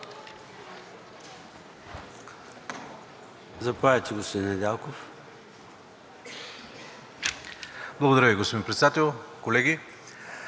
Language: Bulgarian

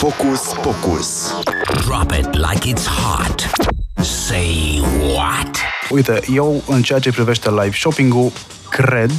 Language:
Romanian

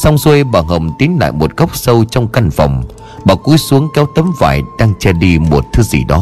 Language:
Vietnamese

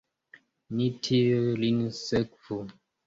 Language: Esperanto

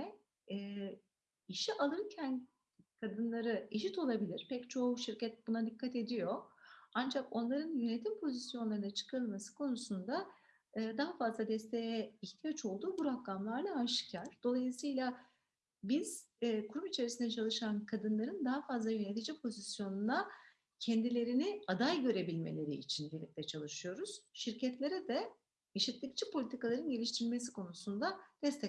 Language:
Turkish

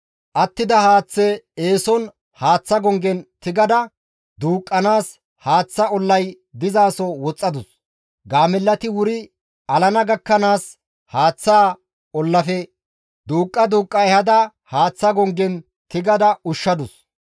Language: Gamo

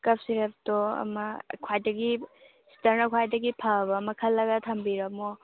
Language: Manipuri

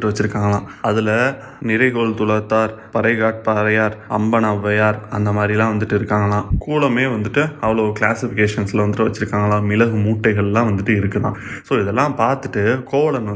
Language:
Tamil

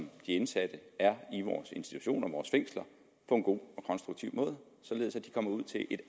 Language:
Danish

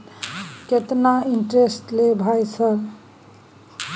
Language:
Maithili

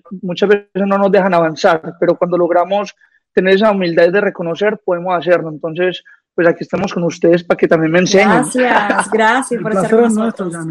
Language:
Spanish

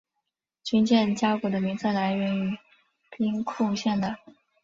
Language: Chinese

